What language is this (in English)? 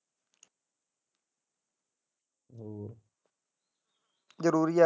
Punjabi